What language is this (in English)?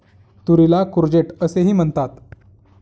Marathi